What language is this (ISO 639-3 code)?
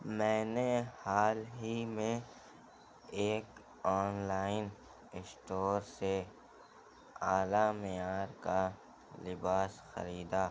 urd